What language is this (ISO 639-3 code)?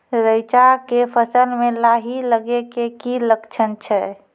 mai